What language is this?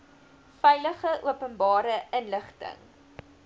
Afrikaans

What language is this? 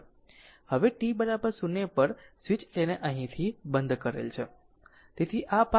Gujarati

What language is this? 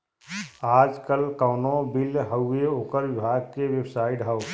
Bhojpuri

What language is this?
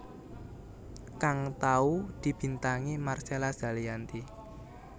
Javanese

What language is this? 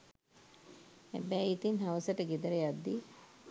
Sinhala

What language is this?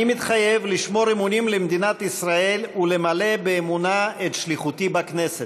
Hebrew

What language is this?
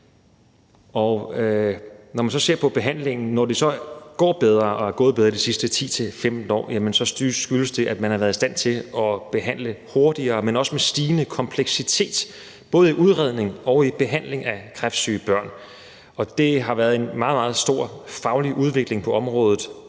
Danish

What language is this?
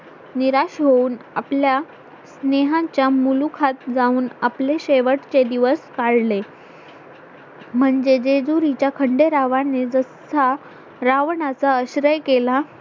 Marathi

